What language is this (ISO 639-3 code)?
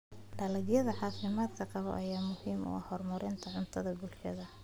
som